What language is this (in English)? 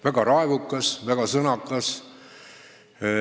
Estonian